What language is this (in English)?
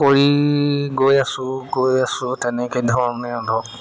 Assamese